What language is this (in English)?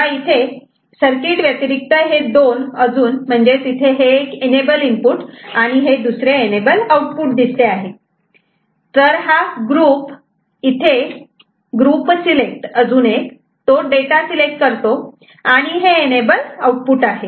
Marathi